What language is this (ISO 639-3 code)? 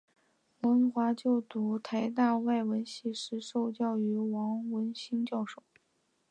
zho